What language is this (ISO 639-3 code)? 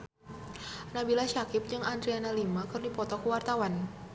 sun